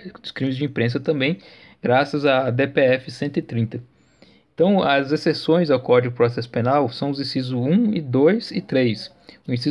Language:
Portuguese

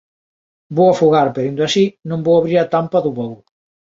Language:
Galician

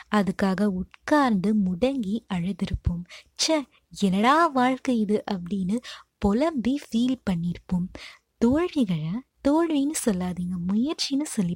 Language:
Tamil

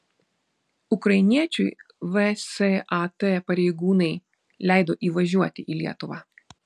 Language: Lithuanian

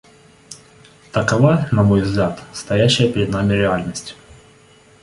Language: Russian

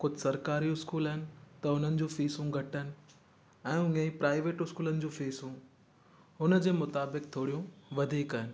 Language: Sindhi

